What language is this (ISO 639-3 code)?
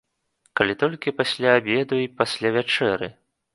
bel